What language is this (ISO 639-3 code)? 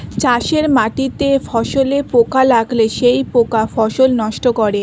ben